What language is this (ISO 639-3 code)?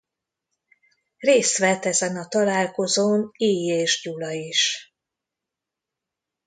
hun